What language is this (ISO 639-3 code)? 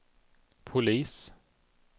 swe